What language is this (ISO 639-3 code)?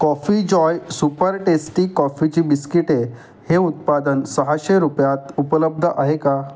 mar